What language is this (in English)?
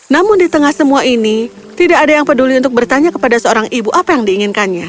Indonesian